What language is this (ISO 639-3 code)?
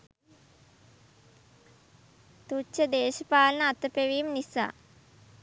sin